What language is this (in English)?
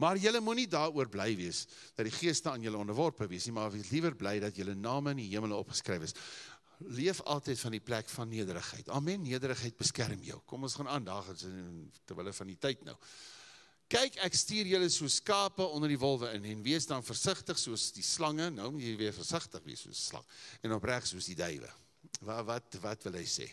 English